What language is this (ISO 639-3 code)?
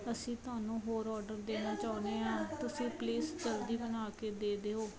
pan